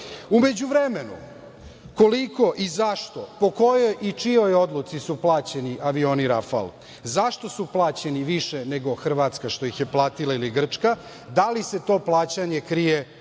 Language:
Serbian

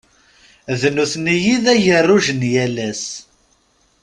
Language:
Kabyle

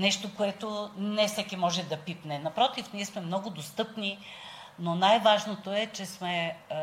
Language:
Bulgarian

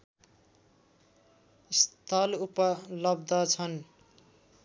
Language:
Nepali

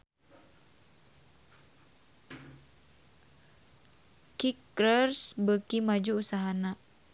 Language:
Sundanese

